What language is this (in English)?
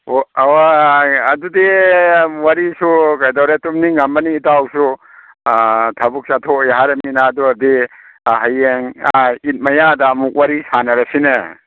Manipuri